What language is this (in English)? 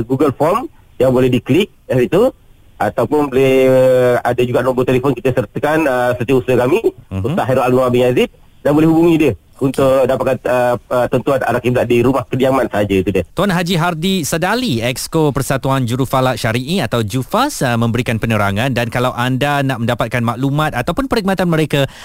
Malay